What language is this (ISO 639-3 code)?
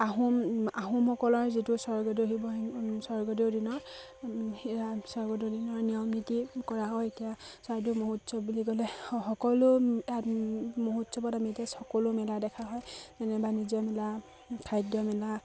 asm